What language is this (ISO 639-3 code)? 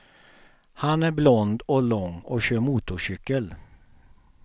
swe